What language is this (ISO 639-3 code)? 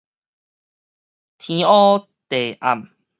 nan